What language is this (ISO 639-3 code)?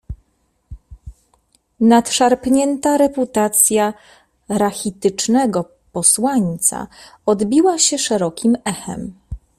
pol